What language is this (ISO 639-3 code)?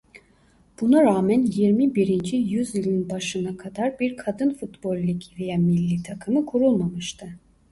tur